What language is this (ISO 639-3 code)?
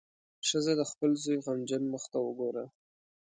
pus